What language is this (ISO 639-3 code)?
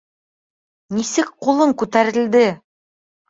bak